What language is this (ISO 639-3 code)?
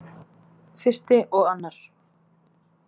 isl